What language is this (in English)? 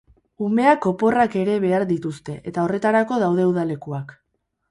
Basque